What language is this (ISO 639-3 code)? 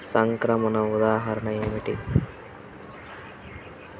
tel